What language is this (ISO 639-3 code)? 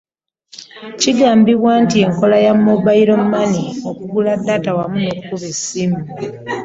lug